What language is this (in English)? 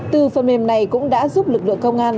Vietnamese